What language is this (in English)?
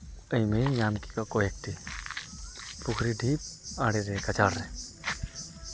Santali